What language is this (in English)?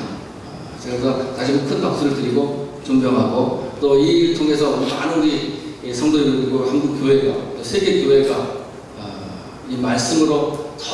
Korean